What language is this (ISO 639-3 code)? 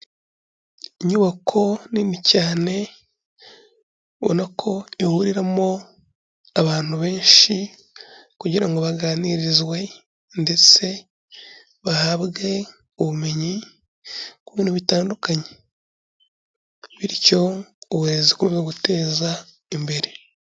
kin